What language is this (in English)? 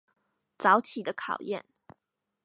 Chinese